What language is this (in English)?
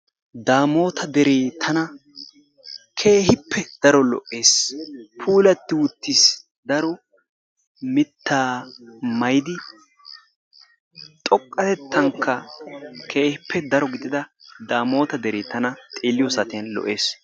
Wolaytta